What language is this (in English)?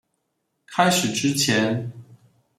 Chinese